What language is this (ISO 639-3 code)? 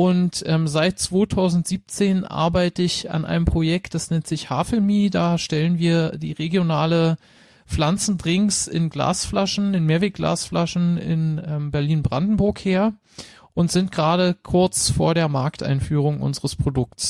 deu